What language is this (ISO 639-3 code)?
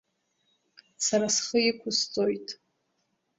abk